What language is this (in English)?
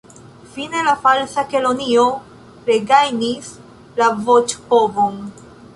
Esperanto